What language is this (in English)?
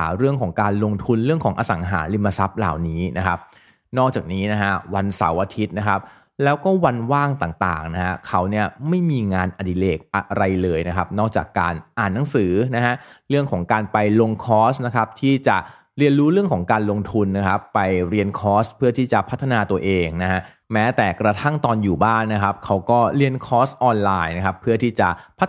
Thai